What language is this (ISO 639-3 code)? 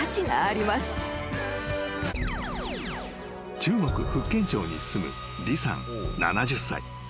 jpn